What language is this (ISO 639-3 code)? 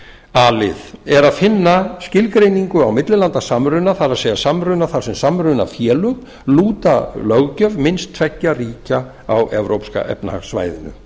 isl